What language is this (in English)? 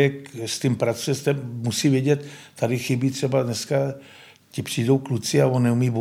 Czech